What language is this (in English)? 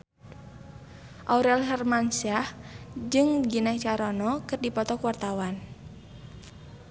Sundanese